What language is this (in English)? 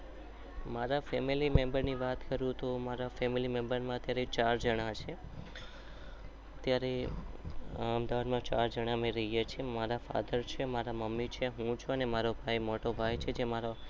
Gujarati